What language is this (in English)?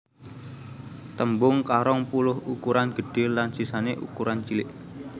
Javanese